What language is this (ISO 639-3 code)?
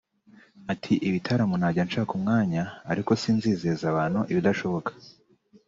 kin